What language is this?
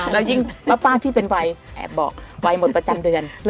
Thai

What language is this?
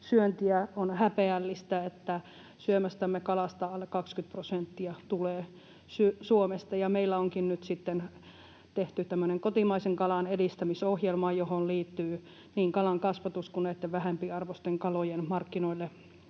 Finnish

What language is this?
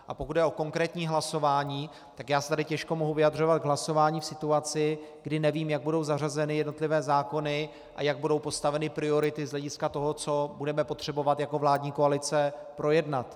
Czech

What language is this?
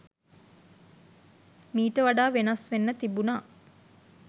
Sinhala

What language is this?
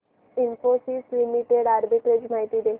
Marathi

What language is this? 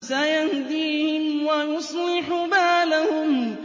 Arabic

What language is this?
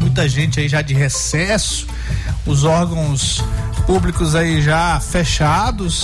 Portuguese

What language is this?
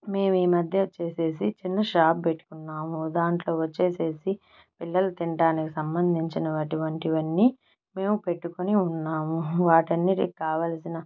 Telugu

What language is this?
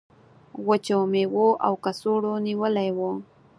Pashto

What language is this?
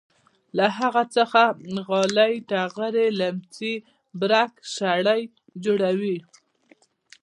Pashto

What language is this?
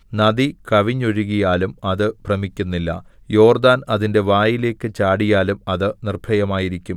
Malayalam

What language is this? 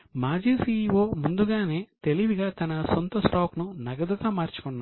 Telugu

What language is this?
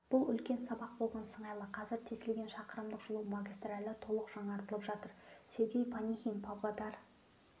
Kazakh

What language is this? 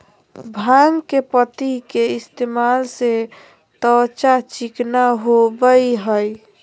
Magahi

